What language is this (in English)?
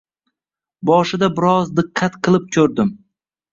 Uzbek